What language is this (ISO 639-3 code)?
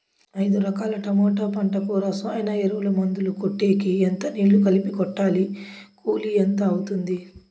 tel